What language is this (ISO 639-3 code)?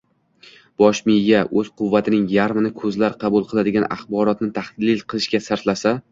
uzb